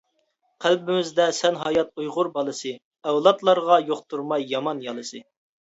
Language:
Uyghur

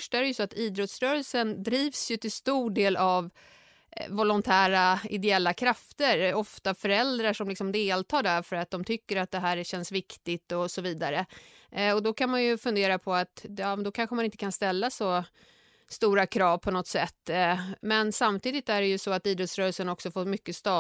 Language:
Swedish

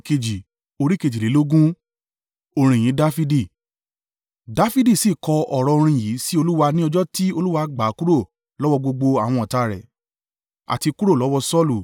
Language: Yoruba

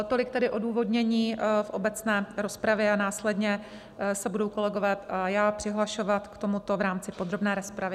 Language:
Czech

